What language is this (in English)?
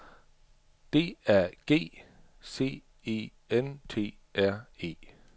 Danish